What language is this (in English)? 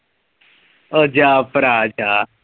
Punjabi